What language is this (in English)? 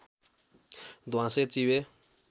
Nepali